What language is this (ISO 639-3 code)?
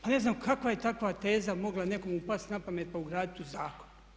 hrv